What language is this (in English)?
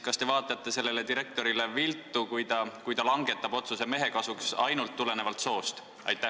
Estonian